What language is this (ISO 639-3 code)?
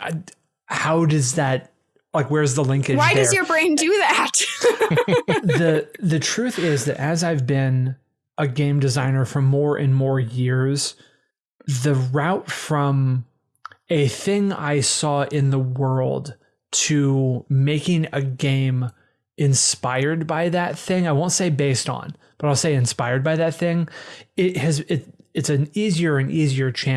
eng